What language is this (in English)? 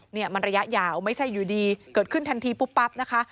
Thai